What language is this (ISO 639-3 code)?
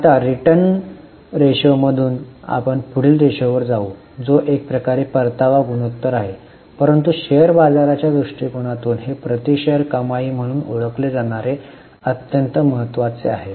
mar